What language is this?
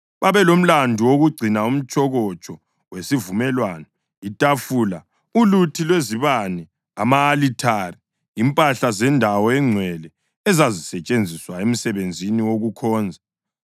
North Ndebele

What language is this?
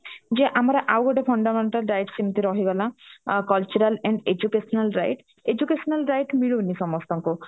Odia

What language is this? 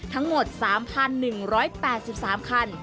Thai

